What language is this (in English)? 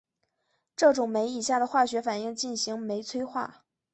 Chinese